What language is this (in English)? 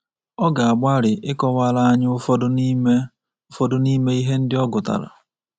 Igbo